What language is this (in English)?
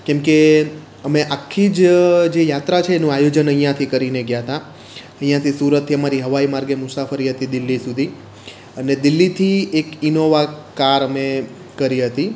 Gujarati